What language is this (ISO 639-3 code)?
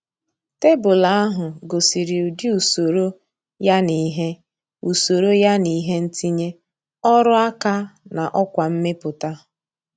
ibo